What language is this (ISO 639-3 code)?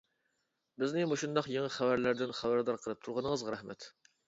uig